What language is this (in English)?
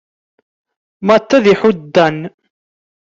Kabyle